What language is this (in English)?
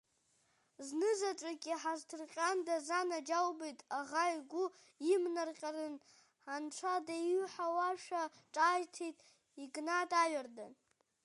Abkhazian